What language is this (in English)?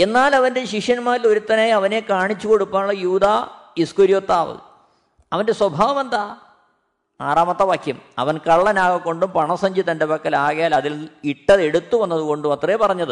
Malayalam